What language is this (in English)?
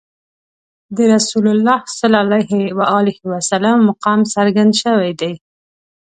Pashto